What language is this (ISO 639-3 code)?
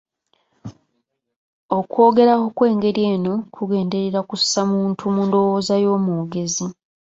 lug